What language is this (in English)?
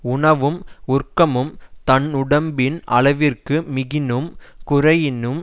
Tamil